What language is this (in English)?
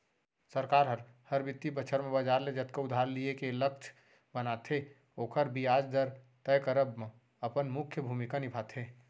Chhattisgarhi